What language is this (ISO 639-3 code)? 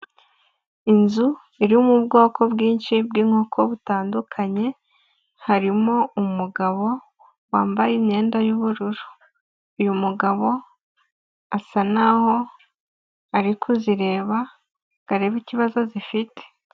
kin